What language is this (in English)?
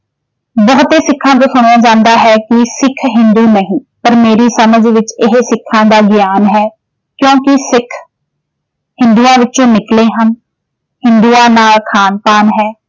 Punjabi